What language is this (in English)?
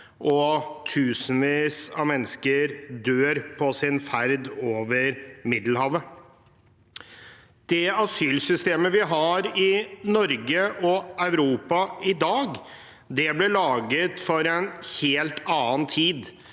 Norwegian